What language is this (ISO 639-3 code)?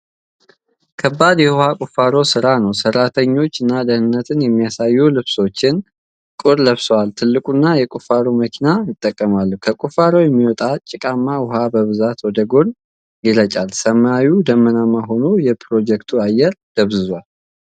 amh